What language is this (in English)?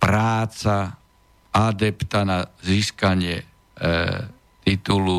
Slovak